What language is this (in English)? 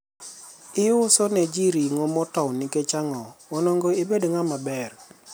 Luo (Kenya and Tanzania)